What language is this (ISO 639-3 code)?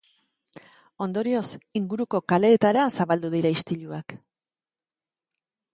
eus